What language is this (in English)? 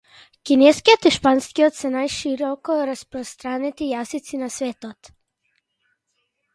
Macedonian